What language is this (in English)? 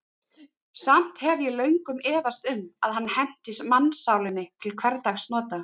Icelandic